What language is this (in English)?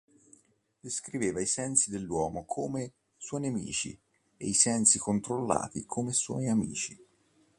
Italian